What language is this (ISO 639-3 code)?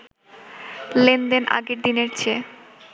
ben